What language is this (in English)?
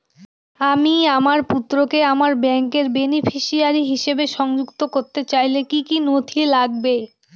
Bangla